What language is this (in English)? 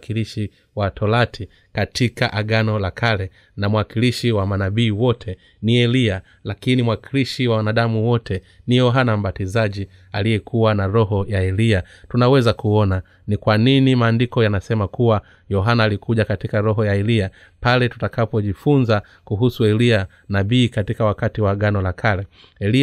Swahili